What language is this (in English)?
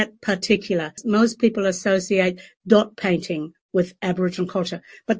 Indonesian